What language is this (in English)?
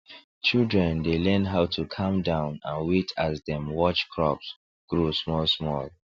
Nigerian Pidgin